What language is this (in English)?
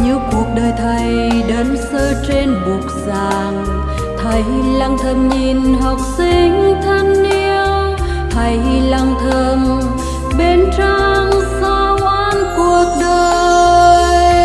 Vietnamese